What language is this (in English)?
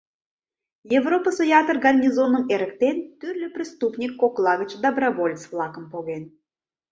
Mari